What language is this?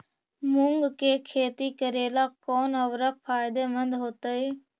Magahi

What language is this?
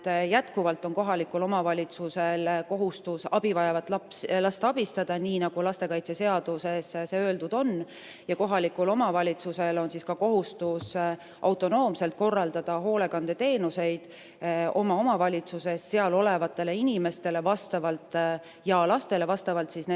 Estonian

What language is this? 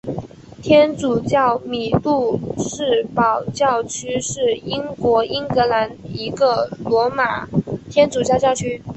Chinese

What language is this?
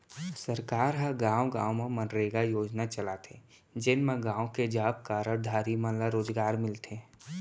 Chhattisgarhi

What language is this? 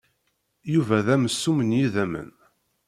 Kabyle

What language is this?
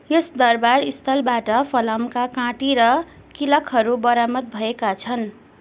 Nepali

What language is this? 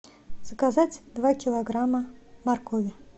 Russian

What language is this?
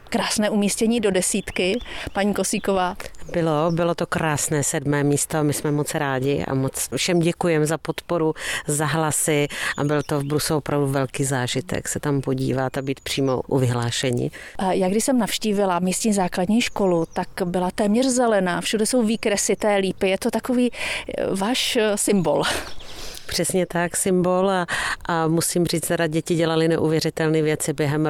Czech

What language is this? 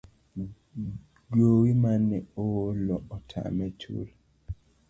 Luo (Kenya and Tanzania)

